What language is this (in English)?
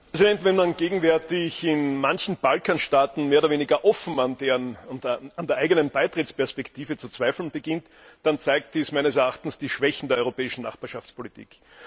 German